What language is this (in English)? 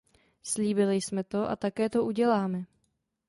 Czech